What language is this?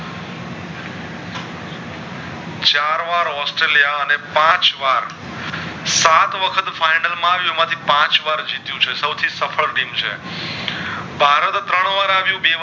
Gujarati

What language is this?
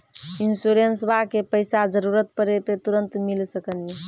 Maithili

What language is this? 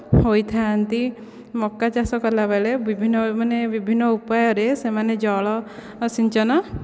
Odia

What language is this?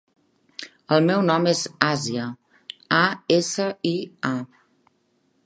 Catalan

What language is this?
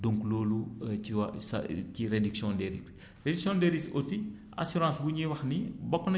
Wolof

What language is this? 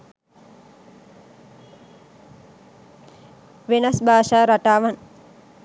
Sinhala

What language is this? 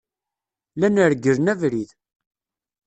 Kabyle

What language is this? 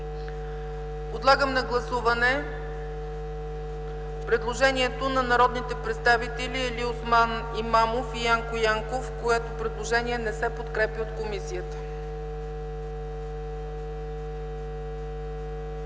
Bulgarian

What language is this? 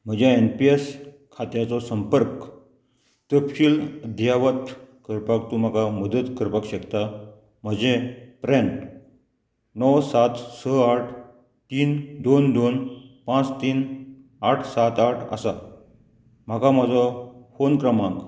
Konkani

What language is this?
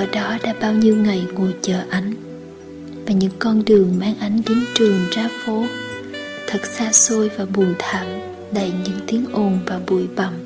Vietnamese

